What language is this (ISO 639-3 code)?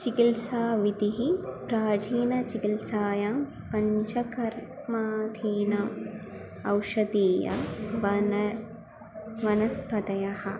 san